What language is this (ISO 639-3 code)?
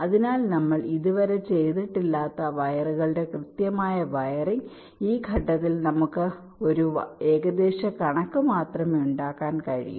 mal